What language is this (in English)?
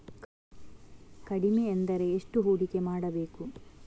Kannada